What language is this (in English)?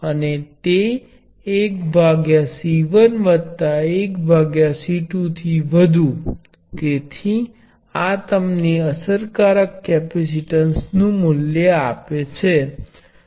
Gujarati